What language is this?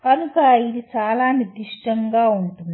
Telugu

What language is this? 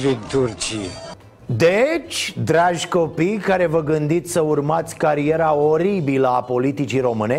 Romanian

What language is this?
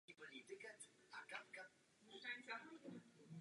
Czech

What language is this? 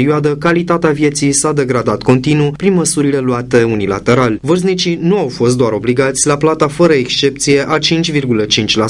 Romanian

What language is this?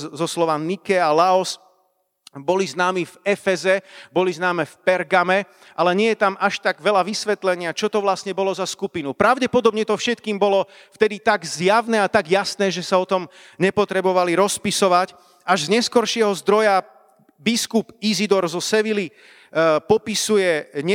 Slovak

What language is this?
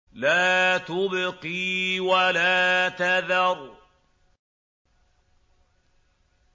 Arabic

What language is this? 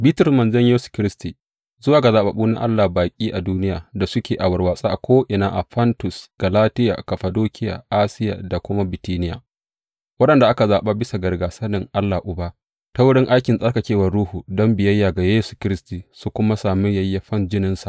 Hausa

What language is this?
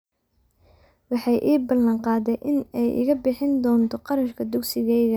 Somali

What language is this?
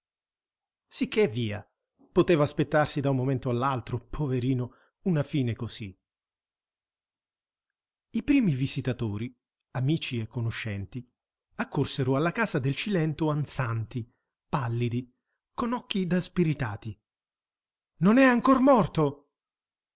Italian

